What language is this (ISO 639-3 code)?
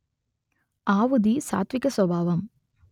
tel